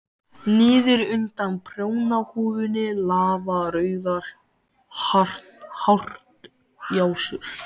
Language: Icelandic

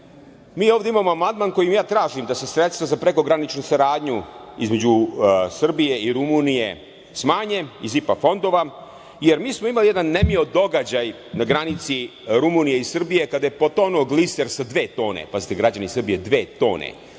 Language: Serbian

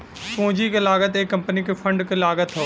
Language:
Bhojpuri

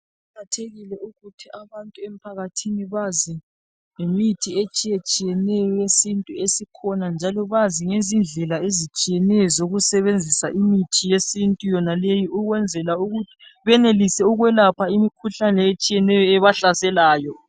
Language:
North Ndebele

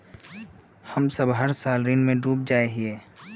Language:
Magahi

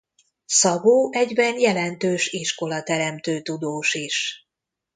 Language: Hungarian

